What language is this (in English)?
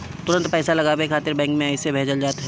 Bhojpuri